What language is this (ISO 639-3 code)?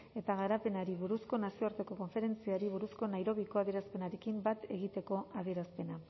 eus